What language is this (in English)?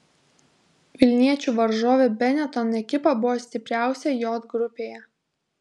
Lithuanian